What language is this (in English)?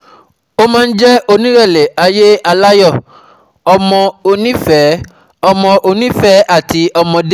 Yoruba